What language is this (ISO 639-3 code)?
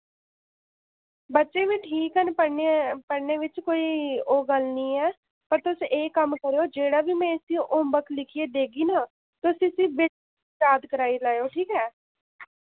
doi